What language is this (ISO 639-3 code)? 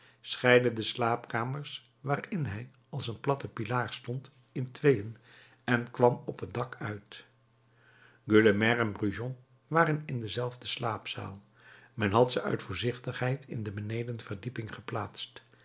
nld